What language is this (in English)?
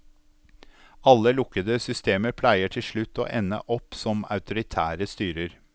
Norwegian